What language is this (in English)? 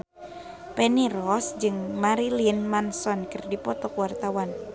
Sundanese